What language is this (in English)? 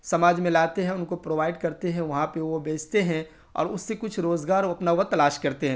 Urdu